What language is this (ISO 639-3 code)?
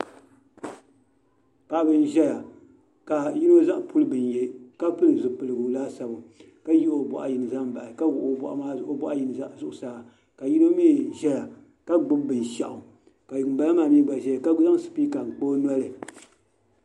dag